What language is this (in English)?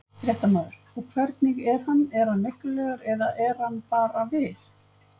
Icelandic